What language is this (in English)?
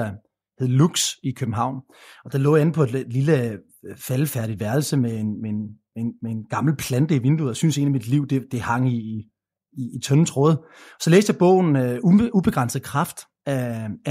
Danish